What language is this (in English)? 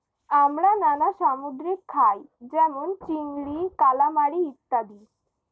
Bangla